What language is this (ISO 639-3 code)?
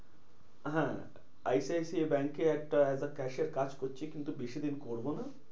ben